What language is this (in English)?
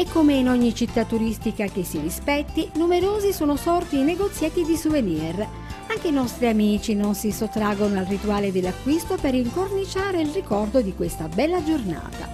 Italian